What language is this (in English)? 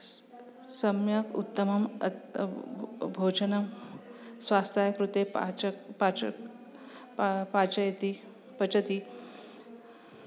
Sanskrit